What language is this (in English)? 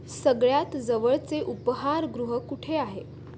Marathi